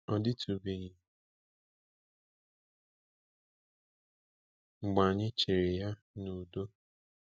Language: Igbo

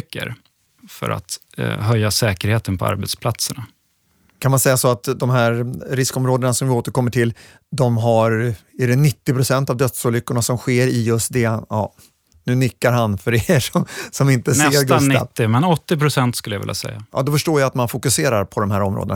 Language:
Swedish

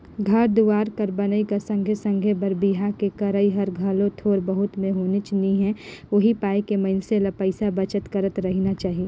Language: Chhattisgarhi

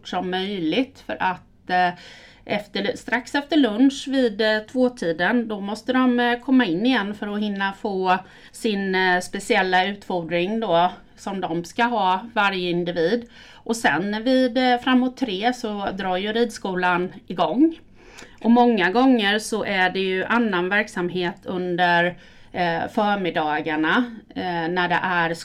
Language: Swedish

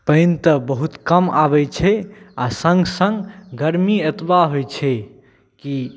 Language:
Maithili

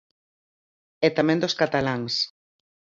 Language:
Galician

